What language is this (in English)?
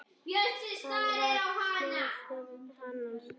Icelandic